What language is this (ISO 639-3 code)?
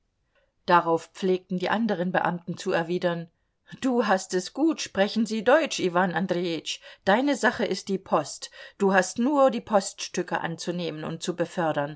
deu